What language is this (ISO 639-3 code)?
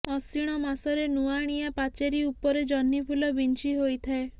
ori